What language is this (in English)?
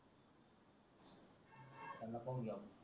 Marathi